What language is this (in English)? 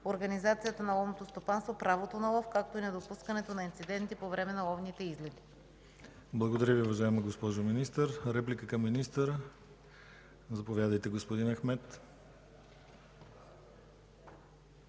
Bulgarian